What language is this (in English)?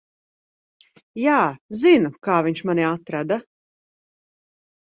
Latvian